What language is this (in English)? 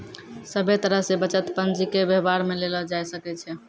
Maithili